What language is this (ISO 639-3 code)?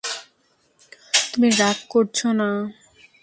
ben